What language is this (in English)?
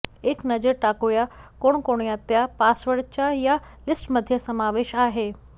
Marathi